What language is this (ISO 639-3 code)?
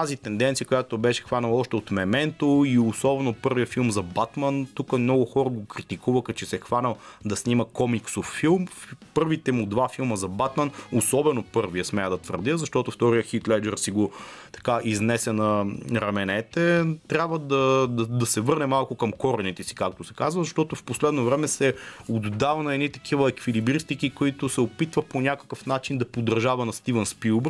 bul